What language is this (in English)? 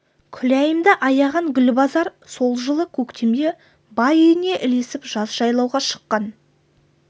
Kazakh